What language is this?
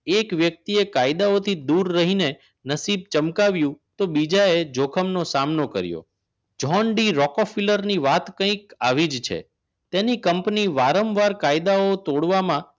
Gujarati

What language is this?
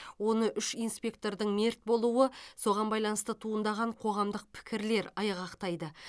Kazakh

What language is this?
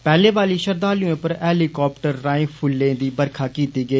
Dogri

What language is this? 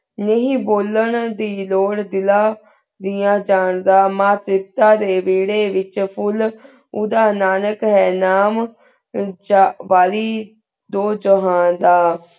Punjabi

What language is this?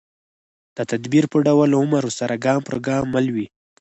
Pashto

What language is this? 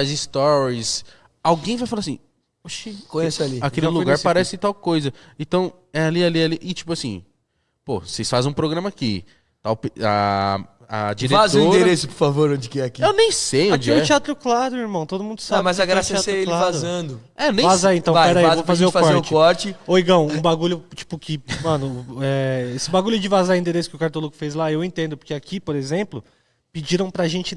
Portuguese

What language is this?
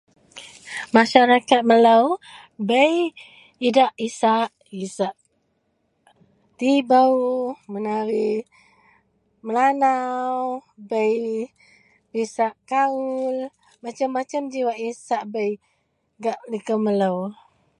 Central Melanau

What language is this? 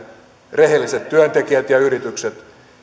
Finnish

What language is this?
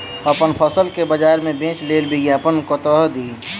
Maithili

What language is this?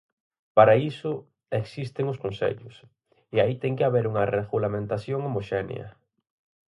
Galician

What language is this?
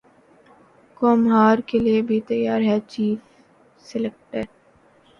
Urdu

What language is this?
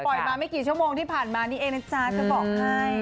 Thai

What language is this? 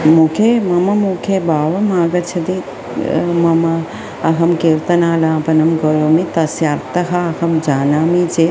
Sanskrit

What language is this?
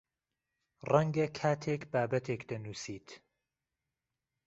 Central Kurdish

